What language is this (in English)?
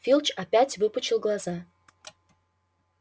Russian